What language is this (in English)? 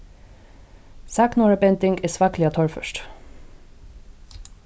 Faroese